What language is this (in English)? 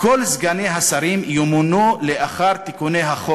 Hebrew